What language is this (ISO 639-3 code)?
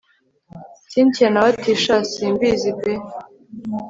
kin